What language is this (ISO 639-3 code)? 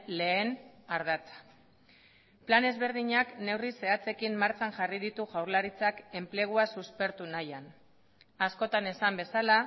eus